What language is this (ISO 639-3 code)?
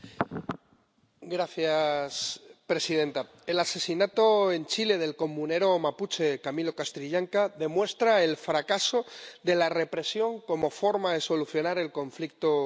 spa